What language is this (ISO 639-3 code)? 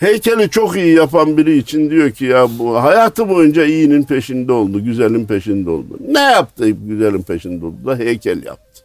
tur